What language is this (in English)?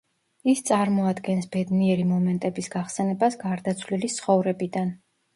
Georgian